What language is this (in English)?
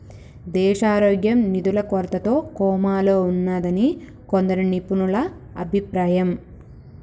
Telugu